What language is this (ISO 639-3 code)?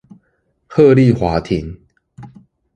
zho